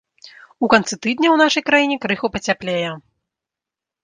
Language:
Belarusian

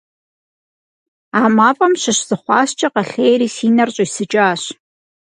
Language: Kabardian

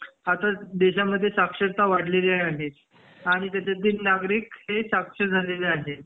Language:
Marathi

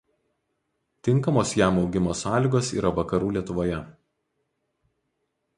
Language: Lithuanian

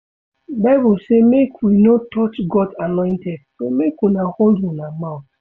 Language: Nigerian Pidgin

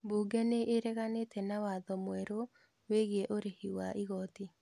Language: Kikuyu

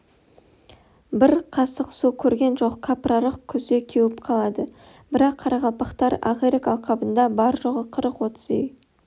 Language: Kazakh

